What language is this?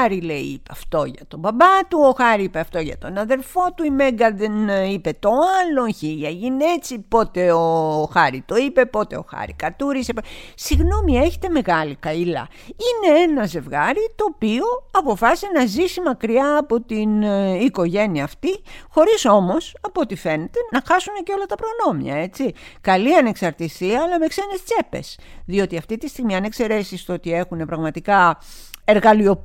Greek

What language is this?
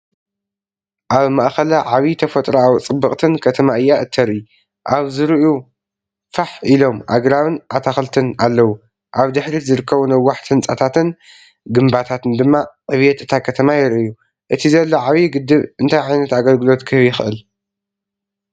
Tigrinya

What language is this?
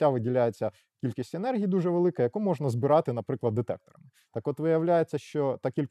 Ukrainian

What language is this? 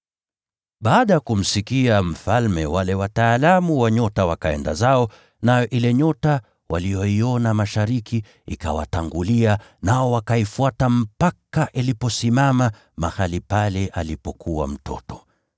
Swahili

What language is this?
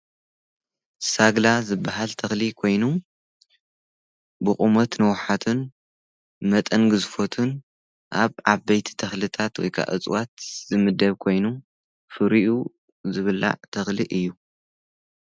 Tigrinya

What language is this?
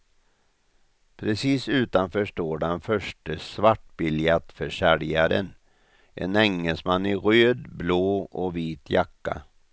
Swedish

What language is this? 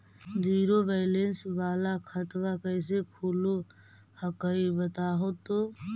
Magahi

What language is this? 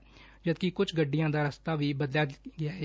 Punjabi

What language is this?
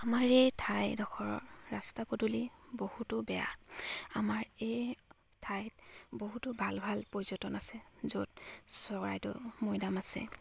Assamese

